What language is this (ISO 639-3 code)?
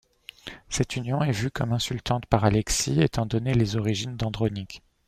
fra